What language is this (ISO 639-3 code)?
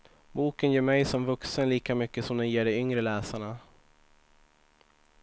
swe